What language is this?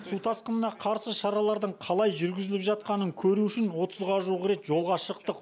Kazakh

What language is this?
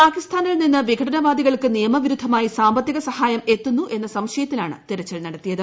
Malayalam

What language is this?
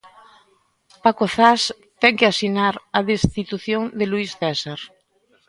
Galician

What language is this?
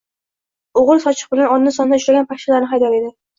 Uzbek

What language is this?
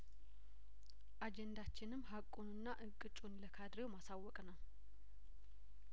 Amharic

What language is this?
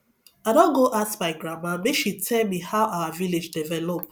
Nigerian Pidgin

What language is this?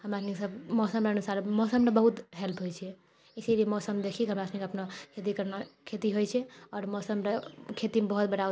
Maithili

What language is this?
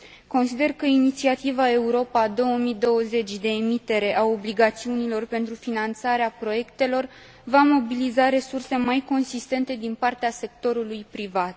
Romanian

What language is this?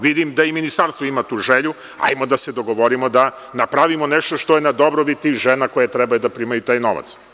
Serbian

